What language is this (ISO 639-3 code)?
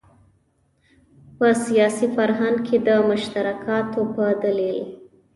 pus